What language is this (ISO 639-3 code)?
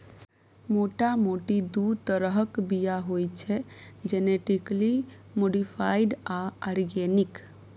mai